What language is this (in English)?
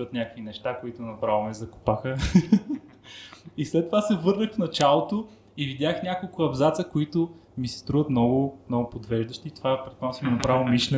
Bulgarian